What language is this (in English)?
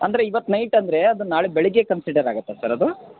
Kannada